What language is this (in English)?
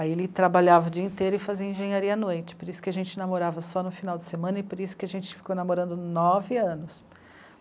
Portuguese